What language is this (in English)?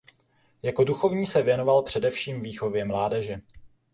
Czech